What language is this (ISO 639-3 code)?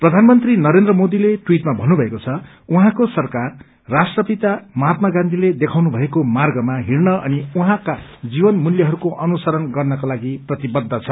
nep